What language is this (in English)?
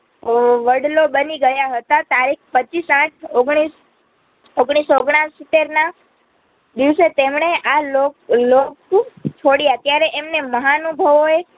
Gujarati